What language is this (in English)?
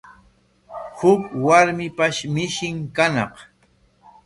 Corongo Ancash Quechua